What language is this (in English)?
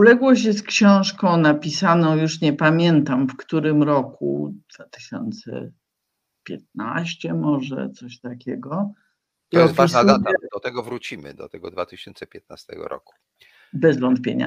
Polish